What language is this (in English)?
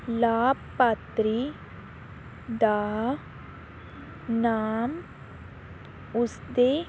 Punjabi